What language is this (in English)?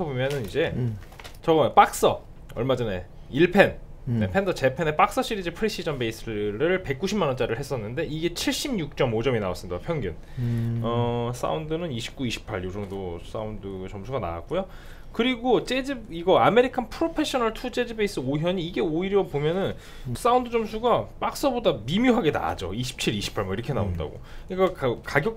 Korean